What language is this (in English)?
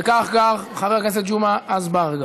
Hebrew